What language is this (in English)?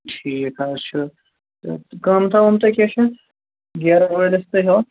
Kashmiri